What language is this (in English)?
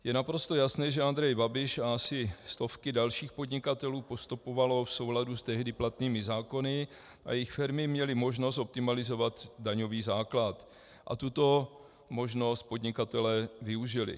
Czech